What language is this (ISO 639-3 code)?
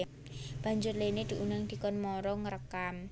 jav